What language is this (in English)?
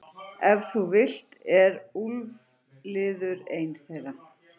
Icelandic